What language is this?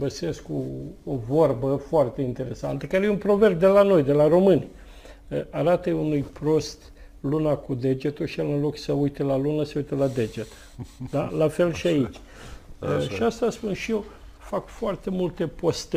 Romanian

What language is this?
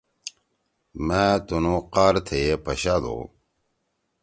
Torwali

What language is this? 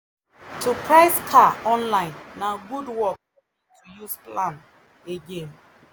Nigerian Pidgin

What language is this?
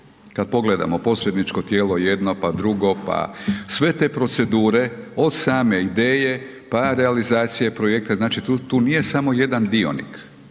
Croatian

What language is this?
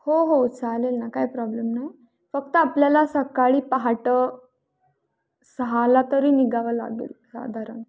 Marathi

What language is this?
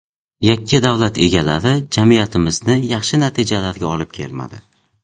Uzbek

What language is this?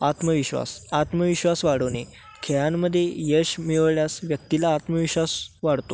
Marathi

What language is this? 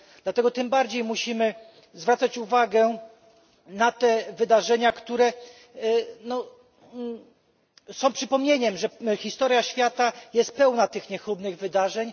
Polish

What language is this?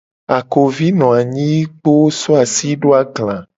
Gen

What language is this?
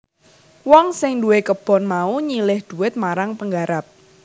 Javanese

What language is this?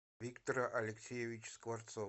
Russian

